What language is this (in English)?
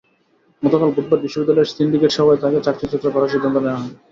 Bangla